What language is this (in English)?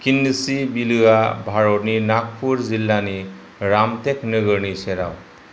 Bodo